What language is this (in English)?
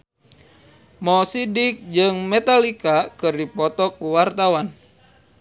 Sundanese